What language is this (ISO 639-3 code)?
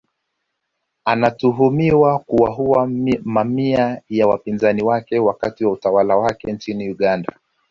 swa